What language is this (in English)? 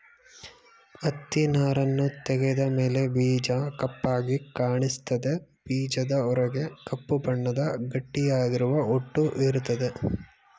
Kannada